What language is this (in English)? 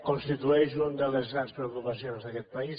Catalan